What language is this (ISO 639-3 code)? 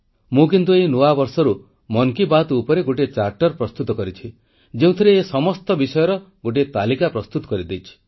ori